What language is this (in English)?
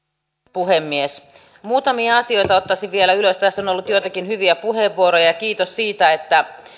Finnish